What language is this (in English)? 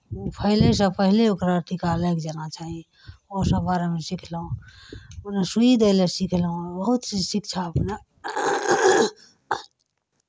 Maithili